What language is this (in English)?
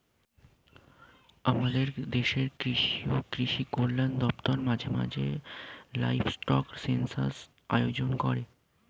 Bangla